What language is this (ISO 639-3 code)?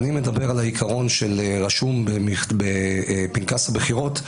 heb